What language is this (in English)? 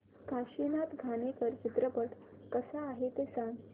Marathi